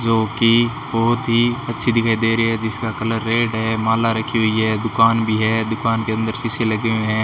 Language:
Hindi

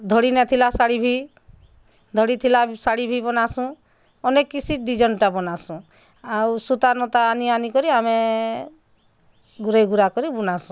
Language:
Odia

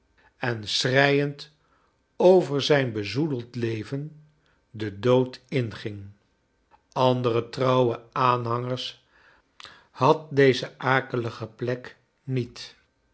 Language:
Dutch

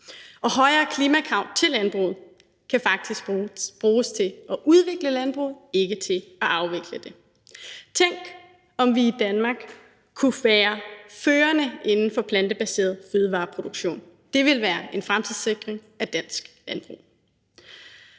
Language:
Danish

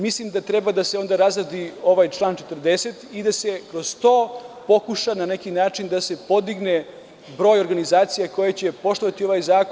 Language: Serbian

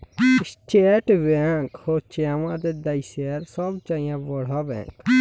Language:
Bangla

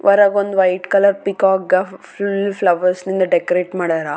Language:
Kannada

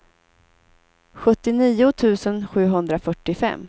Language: Swedish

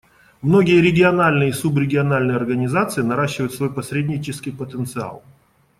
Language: Russian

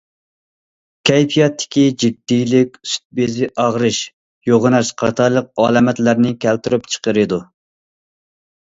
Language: Uyghur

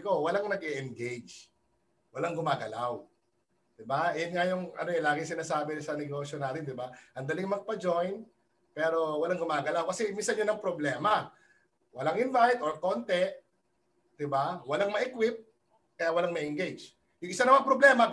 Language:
Filipino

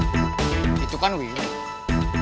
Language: Indonesian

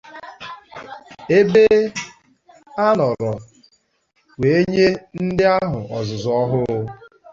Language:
Igbo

